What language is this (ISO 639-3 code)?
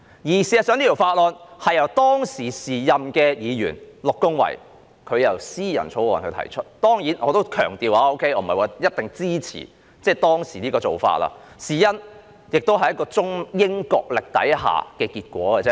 yue